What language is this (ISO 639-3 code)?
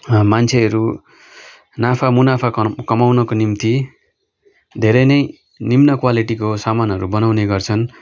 nep